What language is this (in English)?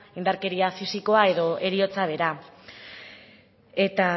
Basque